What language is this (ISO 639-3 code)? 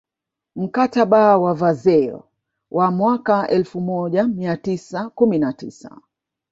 swa